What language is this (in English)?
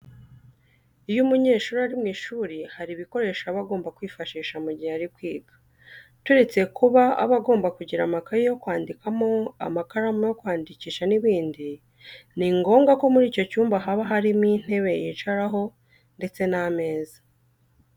Kinyarwanda